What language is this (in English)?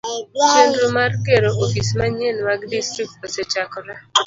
Luo (Kenya and Tanzania)